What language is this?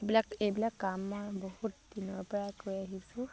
Assamese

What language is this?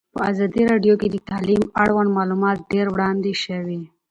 Pashto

